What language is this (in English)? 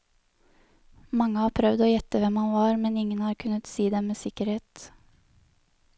Norwegian